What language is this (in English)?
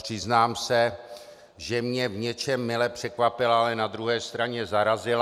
Czech